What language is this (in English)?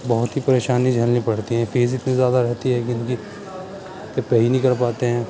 Urdu